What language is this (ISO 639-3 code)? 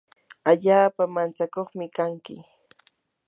qur